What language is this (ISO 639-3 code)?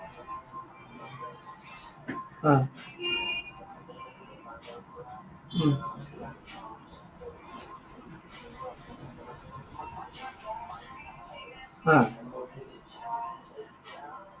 asm